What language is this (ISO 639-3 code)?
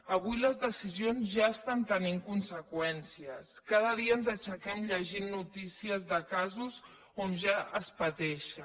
cat